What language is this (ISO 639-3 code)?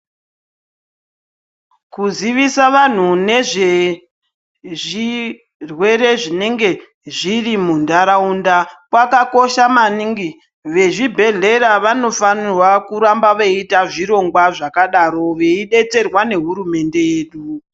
ndc